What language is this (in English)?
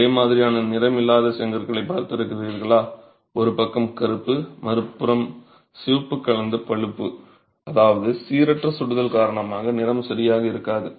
Tamil